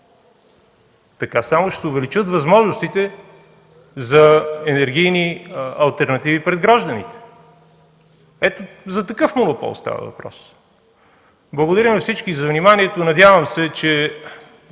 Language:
Bulgarian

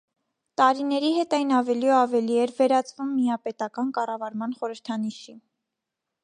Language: Armenian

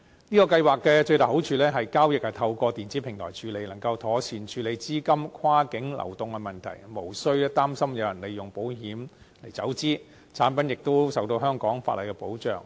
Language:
Cantonese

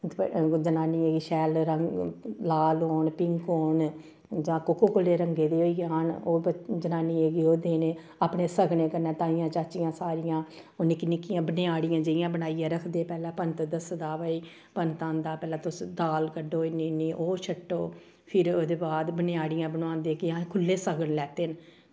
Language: Dogri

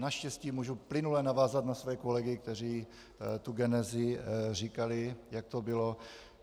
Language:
Czech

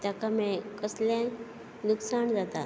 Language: Konkani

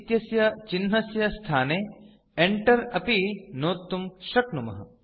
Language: Sanskrit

